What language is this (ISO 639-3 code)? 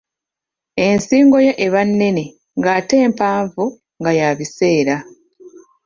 lug